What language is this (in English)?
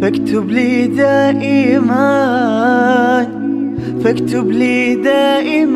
Arabic